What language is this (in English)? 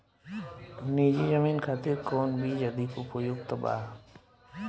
Bhojpuri